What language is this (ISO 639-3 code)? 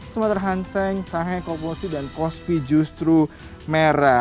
ind